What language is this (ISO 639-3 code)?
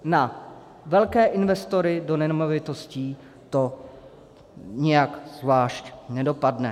ces